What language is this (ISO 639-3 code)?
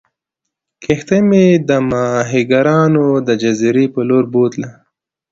pus